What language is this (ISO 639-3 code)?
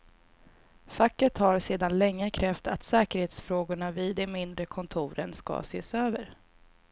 swe